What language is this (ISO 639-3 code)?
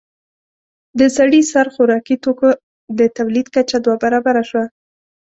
pus